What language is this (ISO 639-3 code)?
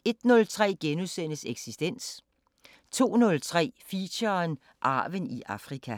dan